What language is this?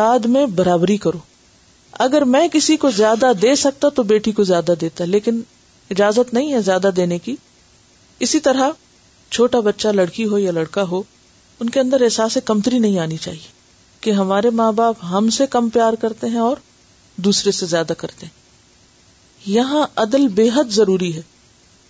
Urdu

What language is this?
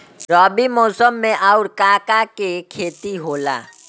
Bhojpuri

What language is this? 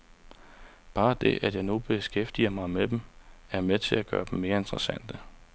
Danish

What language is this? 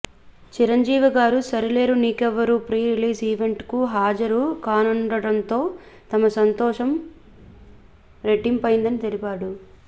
Telugu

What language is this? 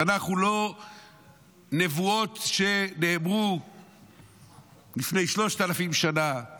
Hebrew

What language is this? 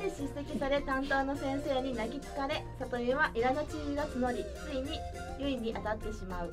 Japanese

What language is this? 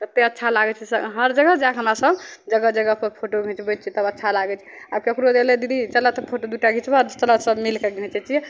Maithili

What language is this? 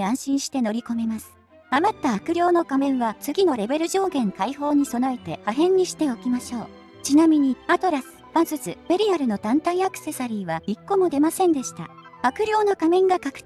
Japanese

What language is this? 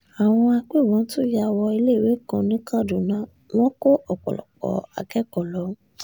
Yoruba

